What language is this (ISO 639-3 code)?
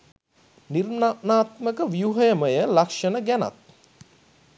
sin